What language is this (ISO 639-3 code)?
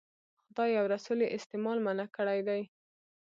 pus